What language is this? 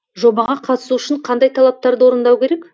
Kazakh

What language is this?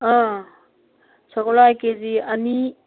Manipuri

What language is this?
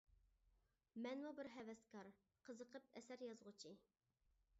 Uyghur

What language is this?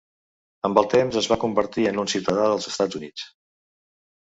Catalan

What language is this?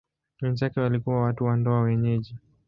Swahili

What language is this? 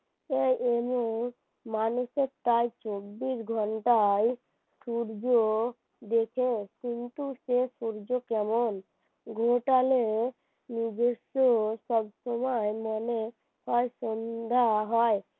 Bangla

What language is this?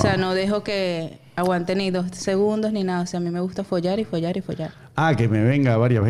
Spanish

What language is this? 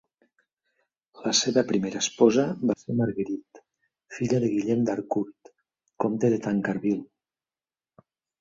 Catalan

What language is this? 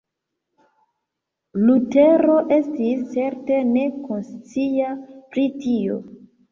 Esperanto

